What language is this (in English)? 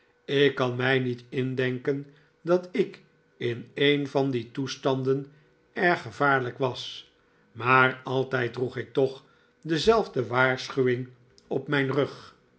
Dutch